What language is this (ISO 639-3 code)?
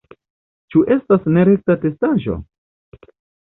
epo